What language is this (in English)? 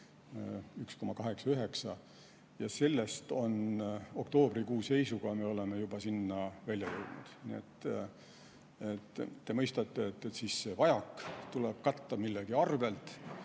Estonian